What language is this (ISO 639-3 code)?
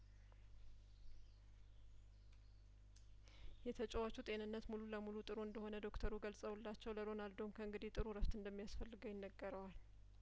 amh